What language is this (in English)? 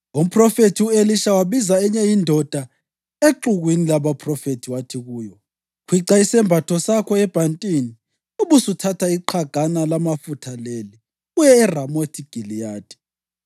North Ndebele